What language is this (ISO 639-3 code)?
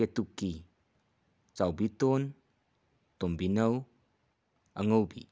mni